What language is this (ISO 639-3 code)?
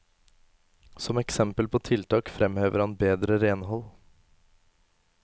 nor